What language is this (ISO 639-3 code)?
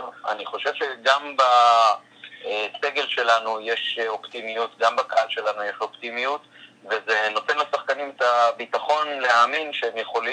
heb